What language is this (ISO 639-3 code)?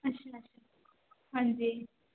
pan